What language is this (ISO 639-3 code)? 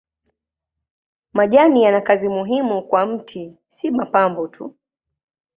swa